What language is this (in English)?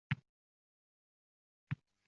Uzbek